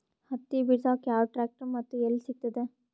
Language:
Kannada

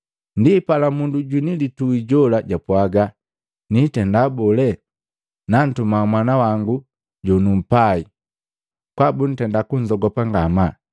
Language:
Matengo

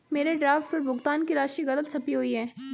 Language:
Hindi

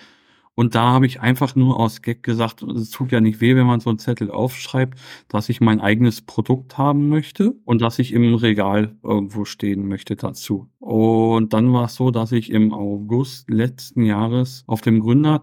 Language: German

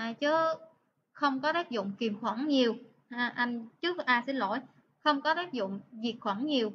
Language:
Vietnamese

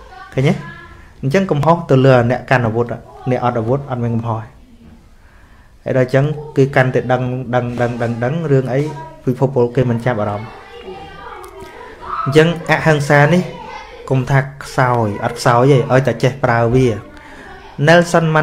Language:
Vietnamese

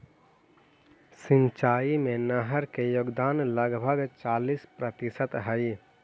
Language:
Magahi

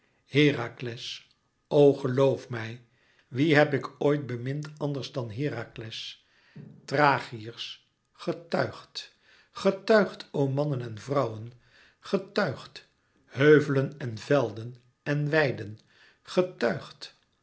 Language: Dutch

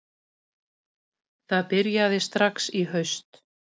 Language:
Icelandic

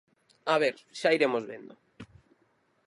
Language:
Galician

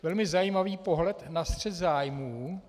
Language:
Czech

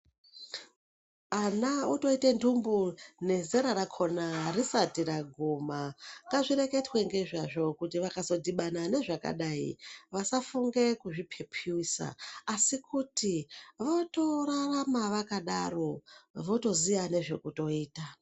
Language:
Ndau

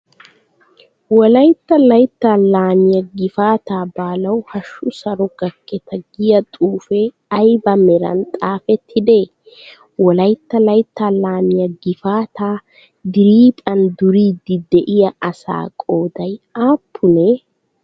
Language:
Wolaytta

